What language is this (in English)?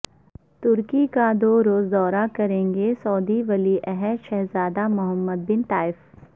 Urdu